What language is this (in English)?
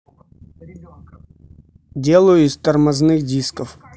Russian